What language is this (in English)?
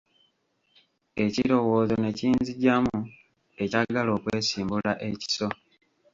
Ganda